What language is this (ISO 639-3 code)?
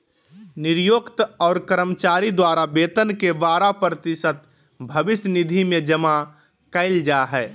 mag